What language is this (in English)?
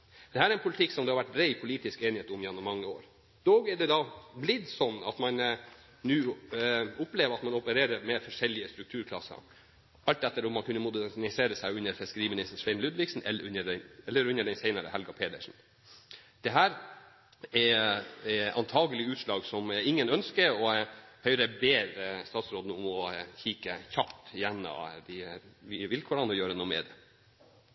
Norwegian Bokmål